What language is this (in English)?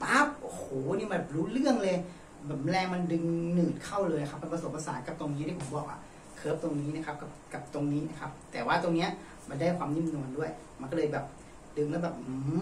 Thai